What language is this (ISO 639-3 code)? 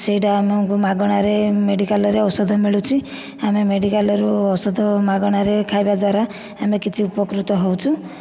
ori